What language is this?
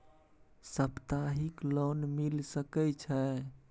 Maithili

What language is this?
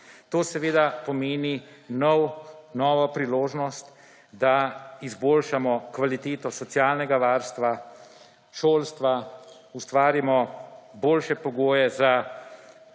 Slovenian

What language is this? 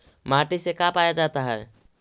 Magahi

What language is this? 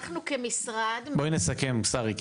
Hebrew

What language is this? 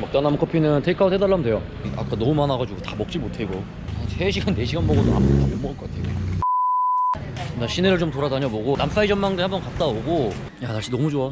Korean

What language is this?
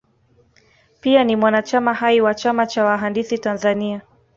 Swahili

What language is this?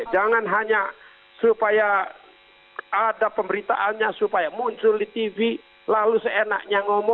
Indonesian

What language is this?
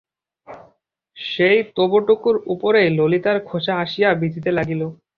Bangla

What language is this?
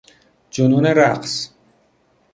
Persian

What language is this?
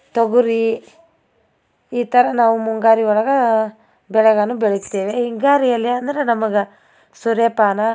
Kannada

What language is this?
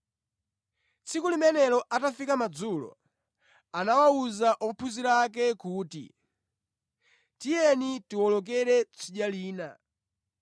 Nyanja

